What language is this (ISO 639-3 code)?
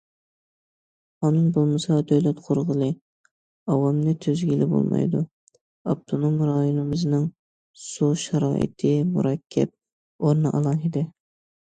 uig